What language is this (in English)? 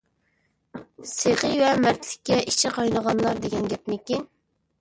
Uyghur